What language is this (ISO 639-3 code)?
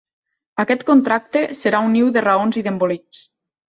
cat